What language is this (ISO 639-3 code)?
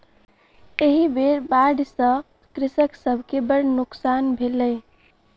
mai